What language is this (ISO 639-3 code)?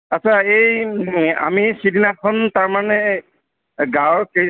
asm